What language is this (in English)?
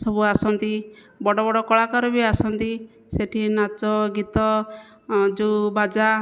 Odia